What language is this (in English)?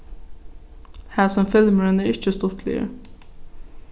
Faroese